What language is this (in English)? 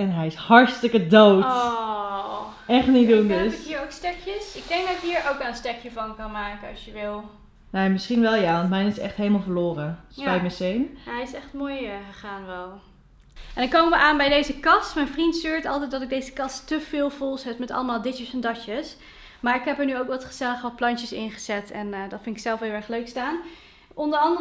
Dutch